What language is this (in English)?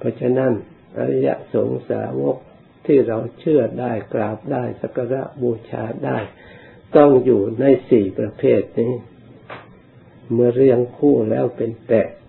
Thai